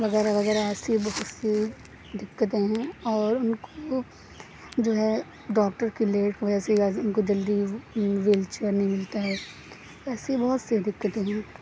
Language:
Urdu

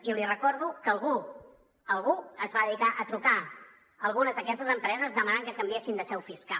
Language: Catalan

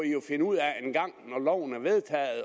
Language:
Danish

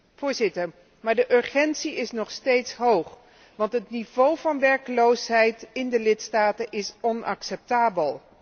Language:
Dutch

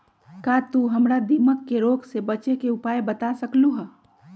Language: Magahi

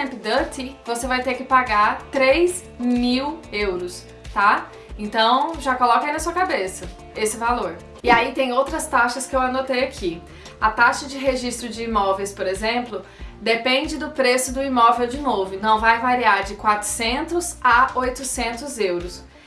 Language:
Portuguese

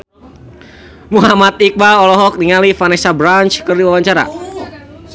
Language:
Sundanese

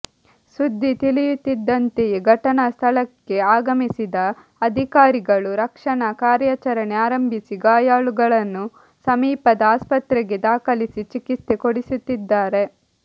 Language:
Kannada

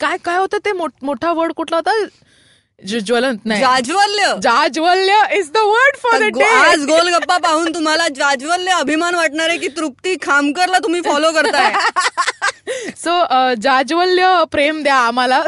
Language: Marathi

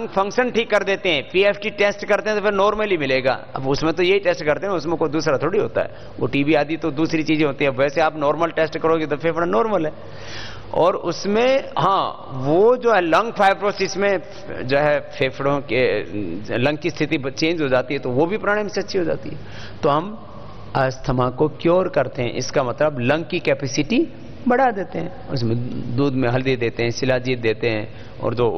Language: Hindi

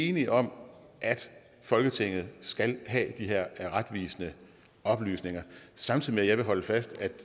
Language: Danish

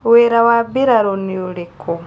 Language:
Kikuyu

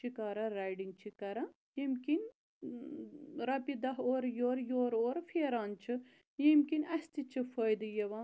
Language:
Kashmiri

